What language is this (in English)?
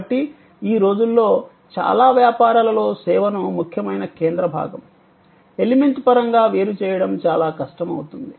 Telugu